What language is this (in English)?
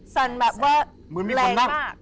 Thai